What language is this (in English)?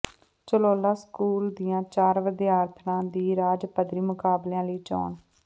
Punjabi